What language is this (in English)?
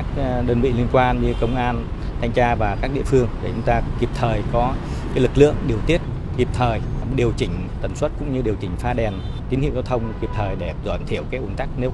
Vietnamese